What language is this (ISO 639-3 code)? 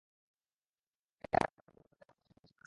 ben